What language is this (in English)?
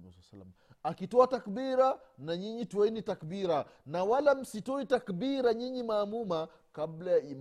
Swahili